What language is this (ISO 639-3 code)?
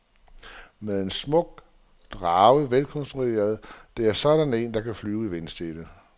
dan